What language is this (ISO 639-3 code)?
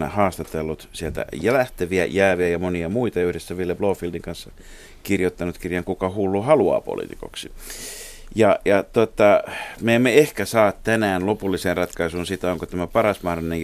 fin